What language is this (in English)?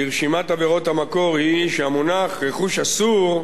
Hebrew